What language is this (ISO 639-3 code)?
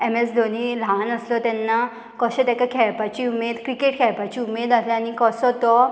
kok